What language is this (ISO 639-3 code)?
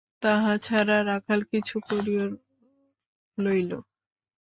ben